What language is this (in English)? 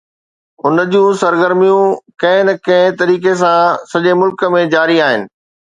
Sindhi